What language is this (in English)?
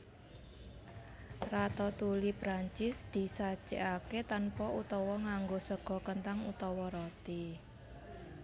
Javanese